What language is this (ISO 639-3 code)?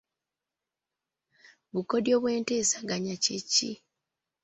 lug